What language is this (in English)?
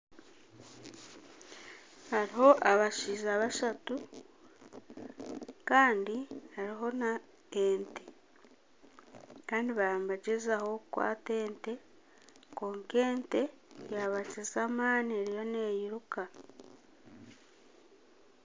Nyankole